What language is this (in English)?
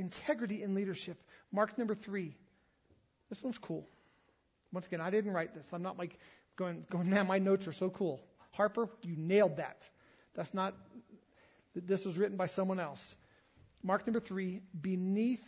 English